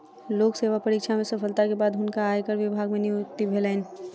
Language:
Maithili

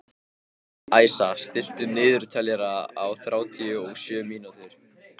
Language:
Icelandic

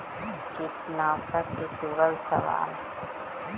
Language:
Magahi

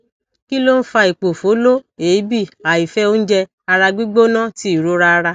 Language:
Yoruba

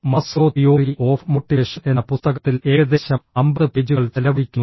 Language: Malayalam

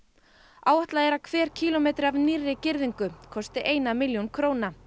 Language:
Icelandic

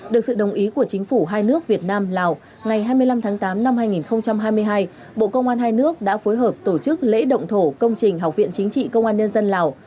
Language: Vietnamese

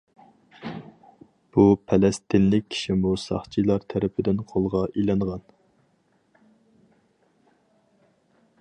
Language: Uyghur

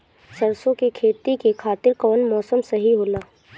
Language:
Bhojpuri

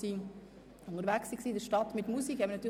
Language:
Swiss German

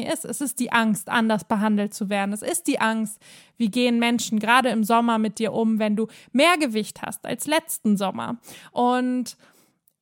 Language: German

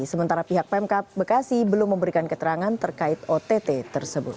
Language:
Indonesian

